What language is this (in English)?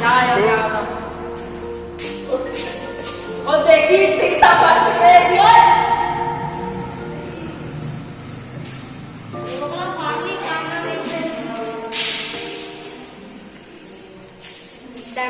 Punjabi